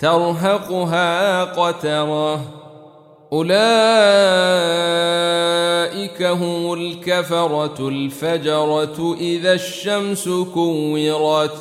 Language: Arabic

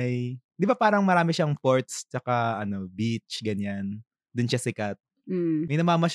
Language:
Filipino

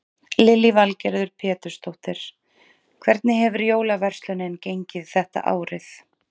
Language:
Icelandic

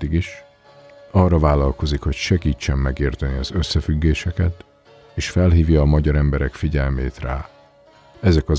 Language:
Hungarian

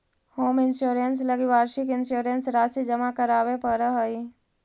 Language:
Magahi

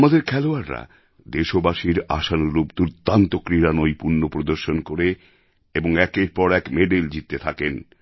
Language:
Bangla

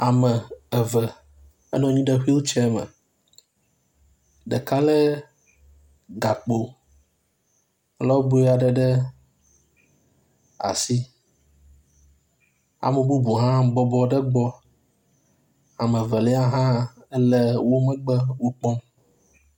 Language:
Ewe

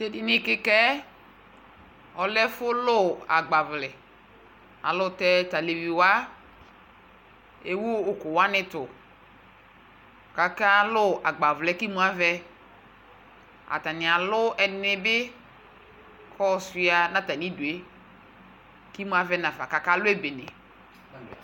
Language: Ikposo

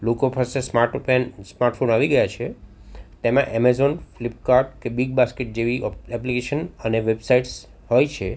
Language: Gujarati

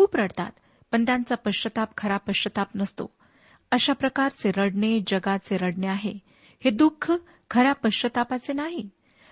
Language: Marathi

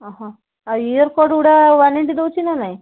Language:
Odia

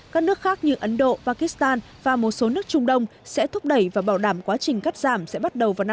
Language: Vietnamese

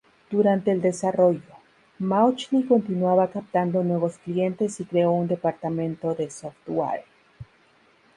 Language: Spanish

